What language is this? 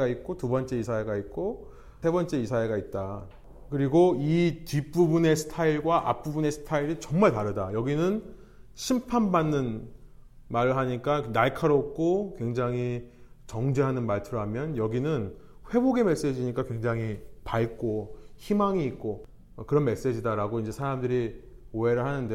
Korean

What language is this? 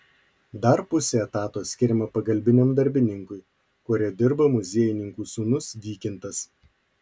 Lithuanian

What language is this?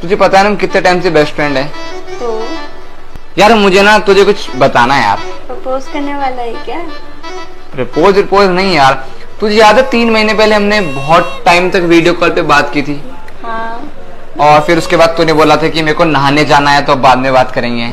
Hindi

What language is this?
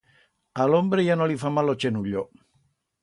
Aragonese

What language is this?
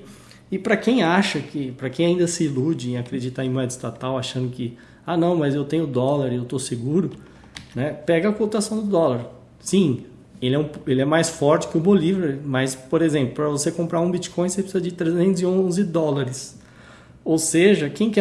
Portuguese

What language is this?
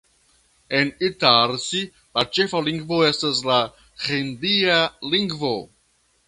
Esperanto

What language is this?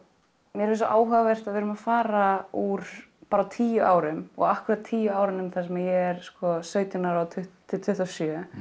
Icelandic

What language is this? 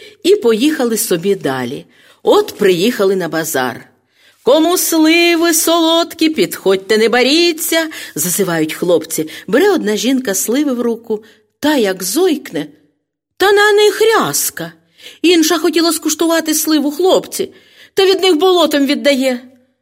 Ukrainian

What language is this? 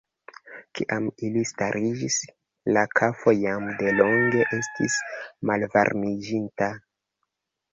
Esperanto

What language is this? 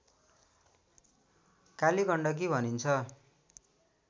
Nepali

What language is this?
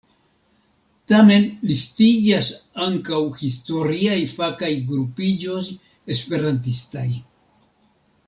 Esperanto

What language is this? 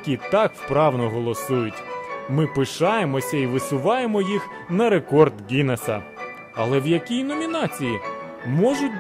Ukrainian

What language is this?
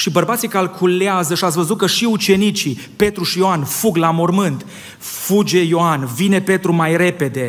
Romanian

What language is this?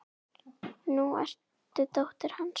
Icelandic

